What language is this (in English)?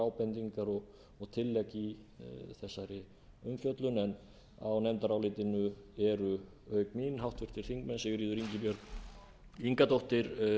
Icelandic